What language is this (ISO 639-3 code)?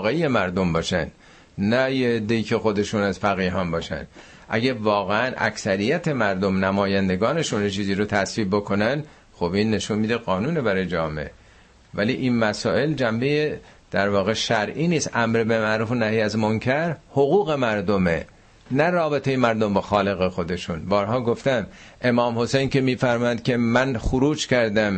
fas